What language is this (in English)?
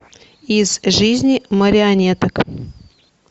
Russian